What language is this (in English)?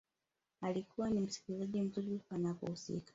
Swahili